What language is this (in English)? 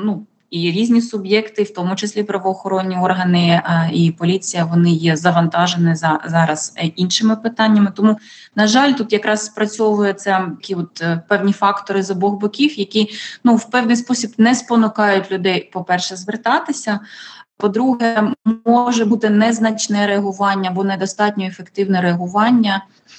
Ukrainian